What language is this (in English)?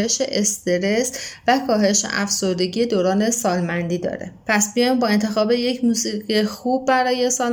Persian